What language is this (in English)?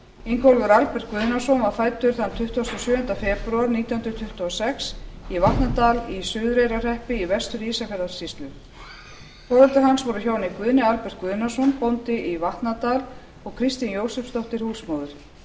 Icelandic